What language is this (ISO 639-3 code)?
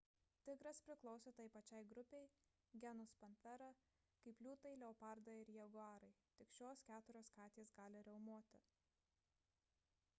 lit